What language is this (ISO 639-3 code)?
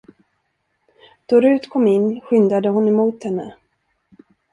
swe